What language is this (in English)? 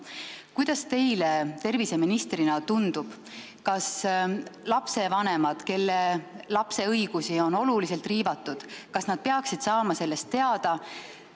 Estonian